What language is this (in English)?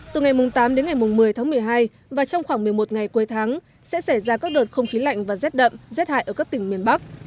Vietnamese